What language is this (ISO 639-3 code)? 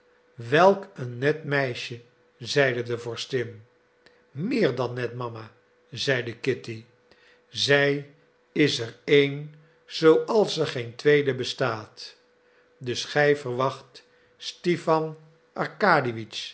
nld